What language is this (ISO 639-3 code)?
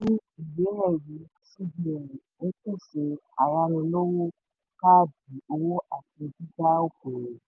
yor